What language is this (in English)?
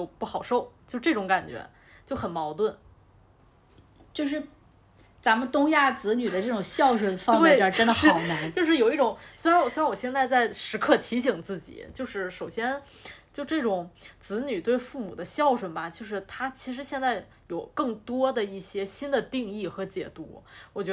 Chinese